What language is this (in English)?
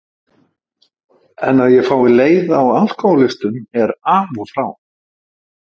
Icelandic